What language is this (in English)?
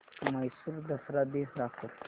Marathi